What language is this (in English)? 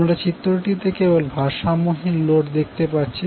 Bangla